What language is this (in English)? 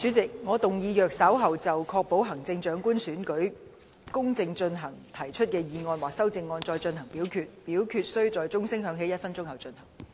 Cantonese